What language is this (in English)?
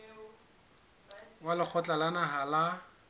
Southern Sotho